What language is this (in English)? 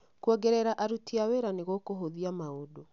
Kikuyu